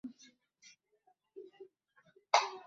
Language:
Arabic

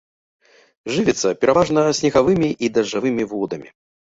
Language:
Belarusian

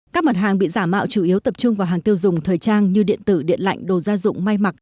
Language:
Vietnamese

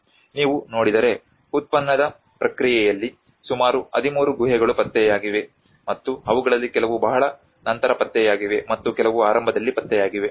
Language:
Kannada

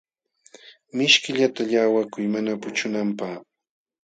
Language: Jauja Wanca Quechua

